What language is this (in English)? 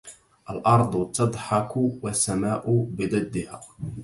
Arabic